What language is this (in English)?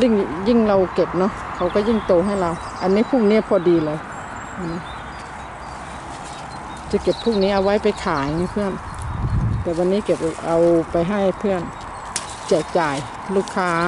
Thai